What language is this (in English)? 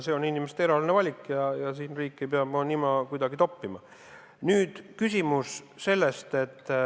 Estonian